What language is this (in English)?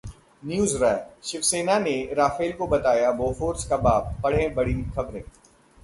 Hindi